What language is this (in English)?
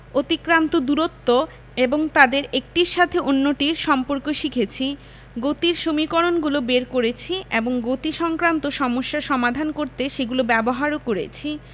Bangla